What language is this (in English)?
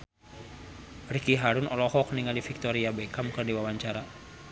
Sundanese